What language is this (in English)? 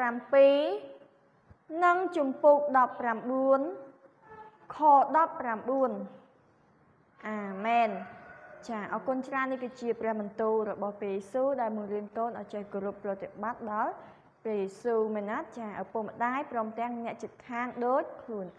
Vietnamese